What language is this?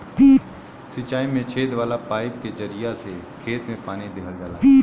Bhojpuri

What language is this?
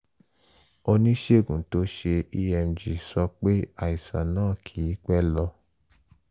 Yoruba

